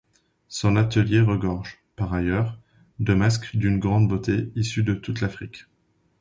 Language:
French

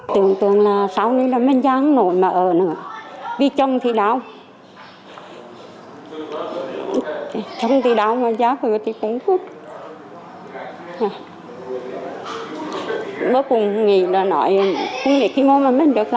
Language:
Vietnamese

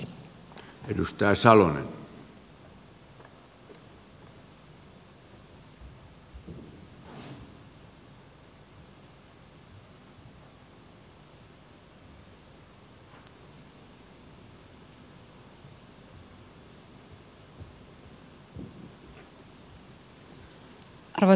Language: Finnish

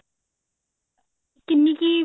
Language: Punjabi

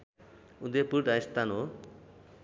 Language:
Nepali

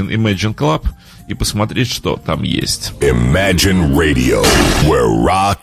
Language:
Russian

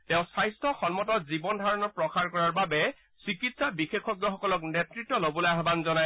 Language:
Assamese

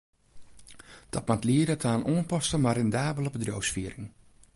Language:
Western Frisian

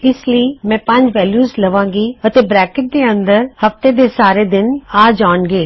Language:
Punjabi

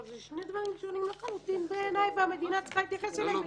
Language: Hebrew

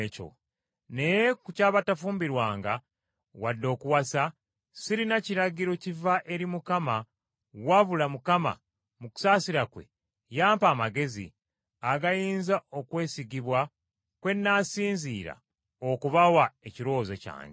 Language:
Ganda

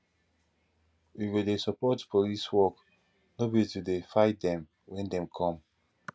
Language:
Nigerian Pidgin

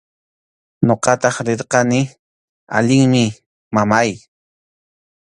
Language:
Arequipa-La Unión Quechua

